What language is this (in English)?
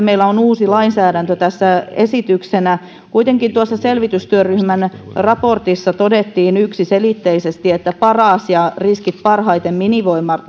Finnish